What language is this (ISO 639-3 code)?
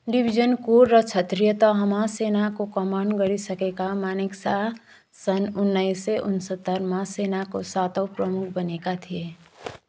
nep